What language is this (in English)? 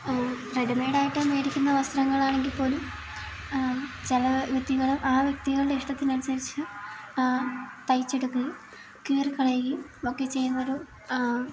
Malayalam